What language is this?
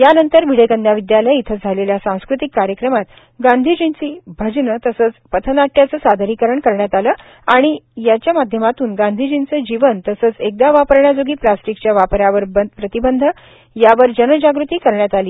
Marathi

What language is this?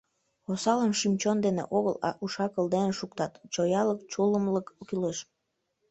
Mari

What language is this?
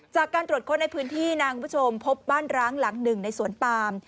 Thai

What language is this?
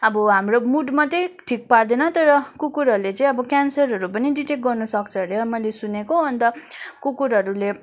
Nepali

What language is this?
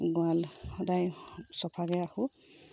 Assamese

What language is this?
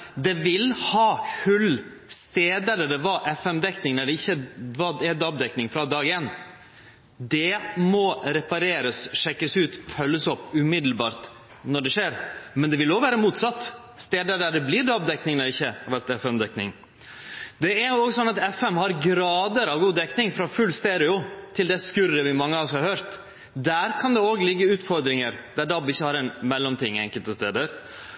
Norwegian Nynorsk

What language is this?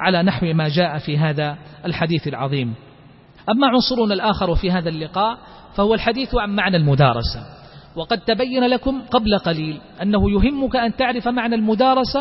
Arabic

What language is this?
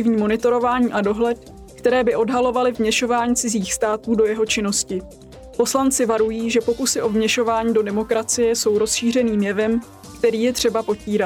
Czech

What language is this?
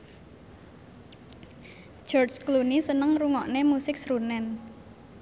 Javanese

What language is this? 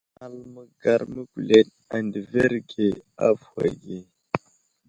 Wuzlam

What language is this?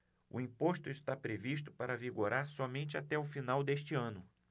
Portuguese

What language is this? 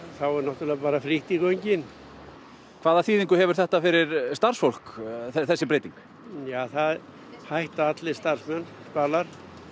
Icelandic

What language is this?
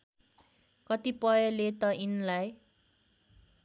Nepali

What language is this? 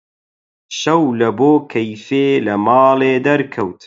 Central Kurdish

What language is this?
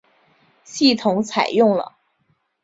Chinese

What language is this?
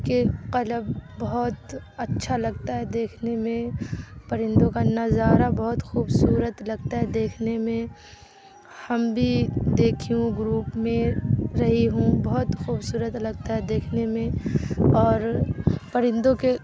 Urdu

